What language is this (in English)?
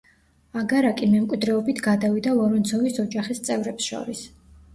Georgian